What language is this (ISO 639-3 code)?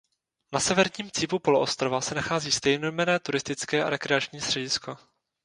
ces